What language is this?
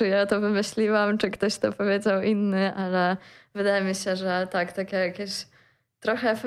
Polish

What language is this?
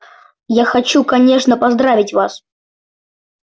Russian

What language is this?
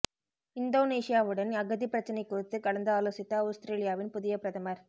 Tamil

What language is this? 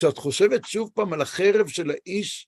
Hebrew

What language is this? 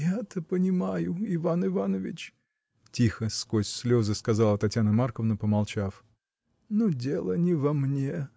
Russian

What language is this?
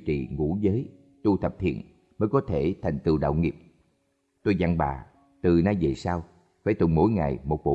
Vietnamese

